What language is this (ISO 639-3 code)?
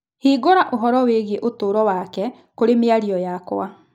kik